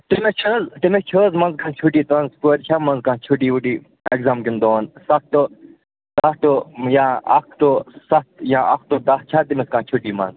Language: Kashmiri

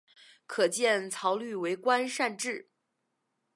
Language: Chinese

